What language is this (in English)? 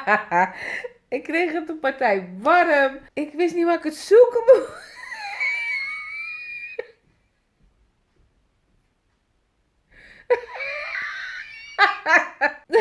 Dutch